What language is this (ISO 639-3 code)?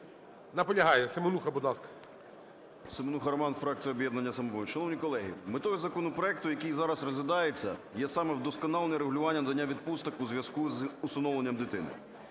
ukr